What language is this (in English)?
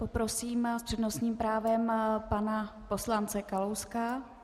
Czech